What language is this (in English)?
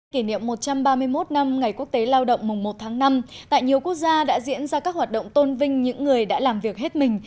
Vietnamese